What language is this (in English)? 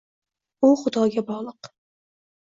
Uzbek